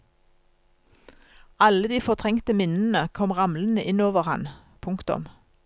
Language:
Norwegian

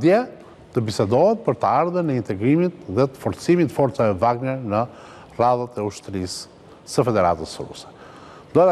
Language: Romanian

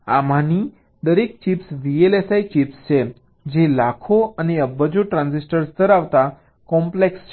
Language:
Gujarati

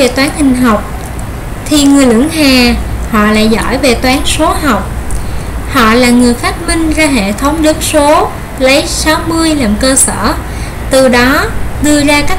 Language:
Vietnamese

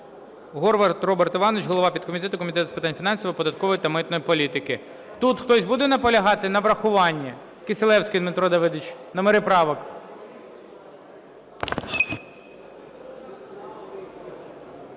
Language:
Ukrainian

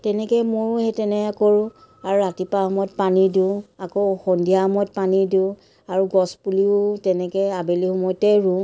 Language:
Assamese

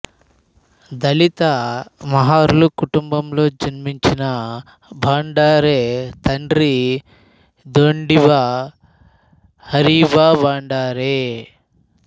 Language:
Telugu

